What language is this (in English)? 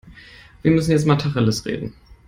German